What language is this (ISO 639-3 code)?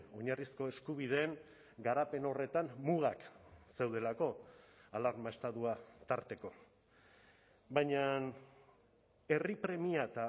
eus